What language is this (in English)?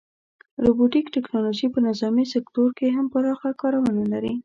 Pashto